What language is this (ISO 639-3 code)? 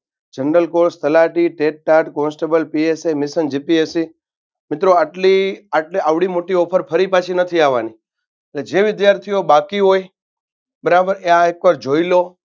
guj